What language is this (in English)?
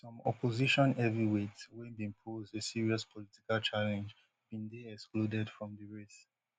Nigerian Pidgin